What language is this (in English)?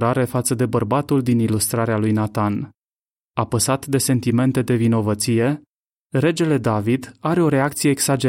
Romanian